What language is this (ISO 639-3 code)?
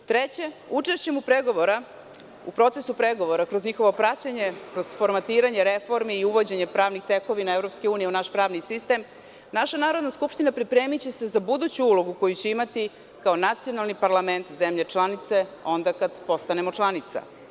srp